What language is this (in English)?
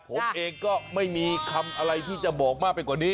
Thai